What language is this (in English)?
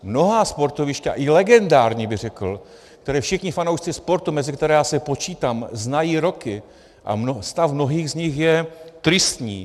Czech